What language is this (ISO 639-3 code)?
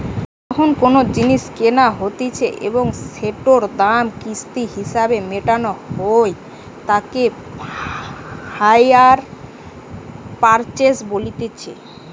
ben